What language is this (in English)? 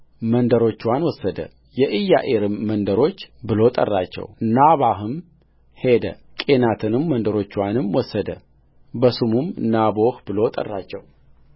Amharic